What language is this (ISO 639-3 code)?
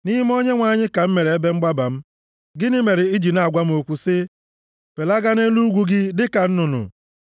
ibo